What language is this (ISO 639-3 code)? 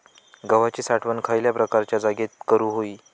mar